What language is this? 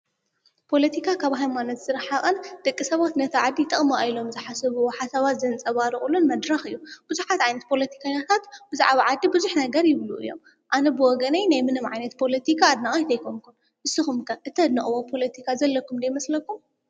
Tigrinya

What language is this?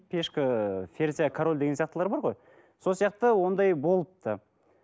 Kazakh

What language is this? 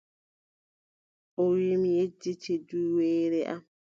Adamawa Fulfulde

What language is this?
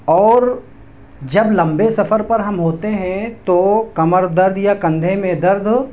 Urdu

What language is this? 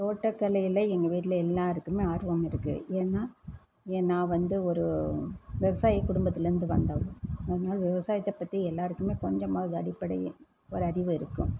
Tamil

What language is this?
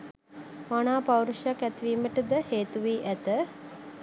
Sinhala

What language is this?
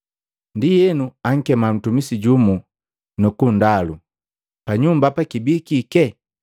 Matengo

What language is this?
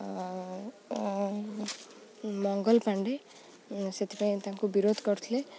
Odia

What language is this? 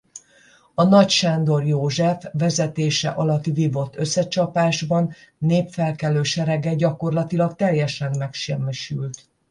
Hungarian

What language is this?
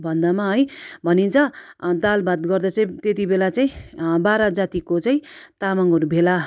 Nepali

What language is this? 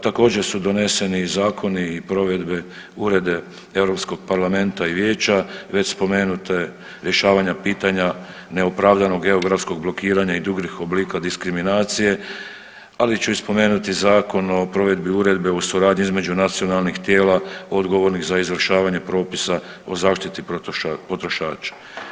Croatian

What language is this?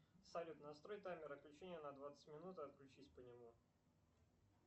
Russian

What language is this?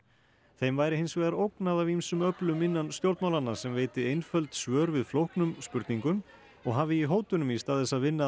Icelandic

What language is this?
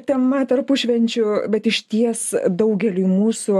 Lithuanian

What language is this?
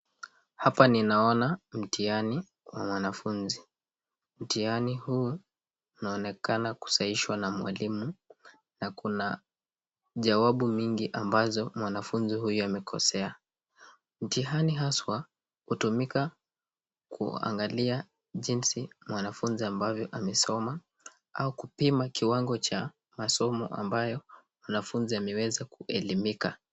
Swahili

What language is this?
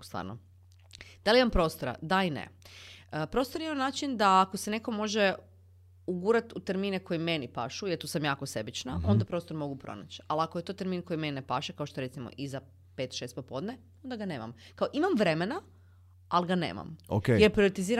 Croatian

